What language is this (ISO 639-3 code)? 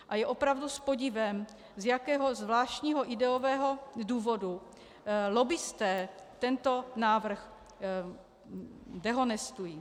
ces